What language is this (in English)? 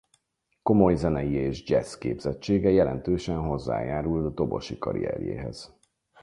Hungarian